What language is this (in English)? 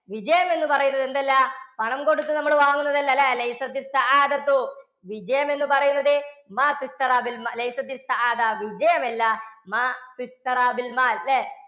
Malayalam